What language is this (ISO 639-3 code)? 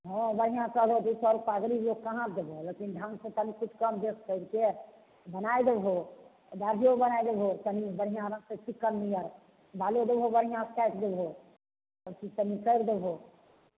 mai